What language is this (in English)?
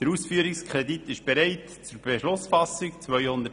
Swiss German